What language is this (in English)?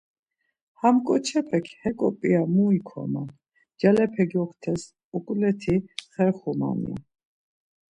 Laz